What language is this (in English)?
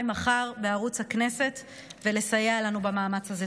Hebrew